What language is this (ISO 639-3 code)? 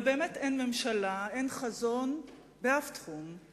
heb